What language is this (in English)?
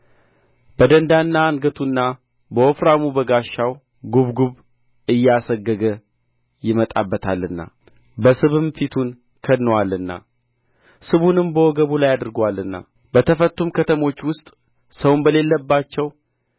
Amharic